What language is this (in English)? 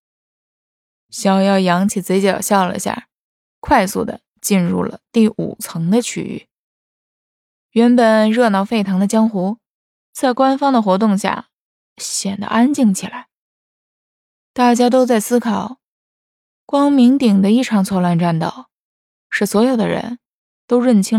Chinese